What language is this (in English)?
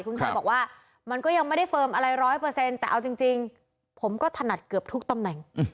Thai